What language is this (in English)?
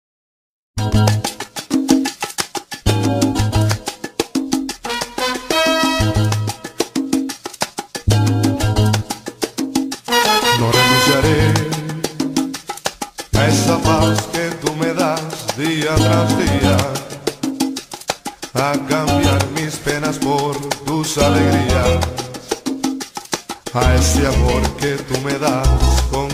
Romanian